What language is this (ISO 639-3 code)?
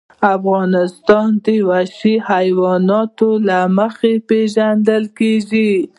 pus